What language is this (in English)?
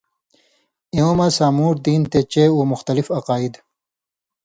Indus Kohistani